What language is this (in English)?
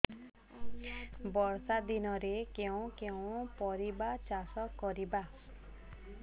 Odia